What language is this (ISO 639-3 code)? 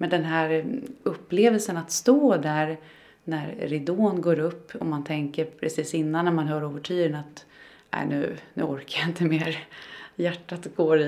swe